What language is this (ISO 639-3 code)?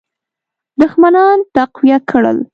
pus